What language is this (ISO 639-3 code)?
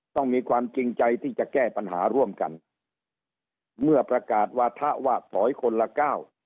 tha